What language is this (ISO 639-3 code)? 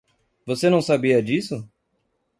por